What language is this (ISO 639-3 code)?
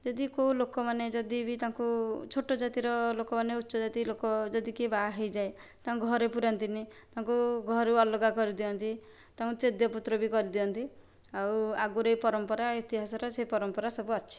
ori